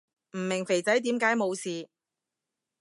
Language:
Cantonese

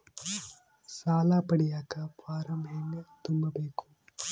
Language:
Kannada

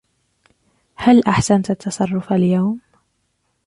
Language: Arabic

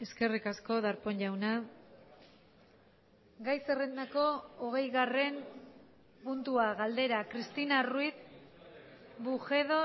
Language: Basque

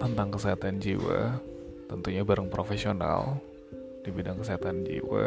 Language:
Indonesian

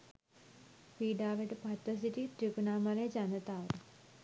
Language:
Sinhala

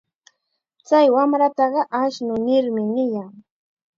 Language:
Chiquián Ancash Quechua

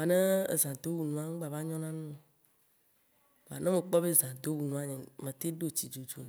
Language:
Waci Gbe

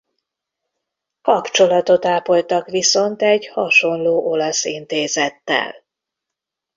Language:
Hungarian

